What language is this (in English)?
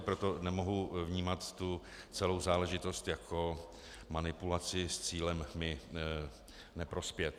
Czech